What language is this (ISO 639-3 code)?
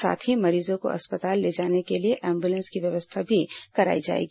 hin